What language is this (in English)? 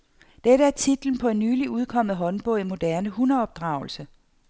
Danish